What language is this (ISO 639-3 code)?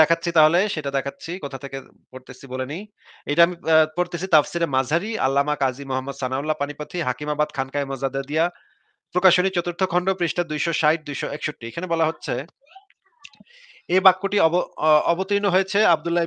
ben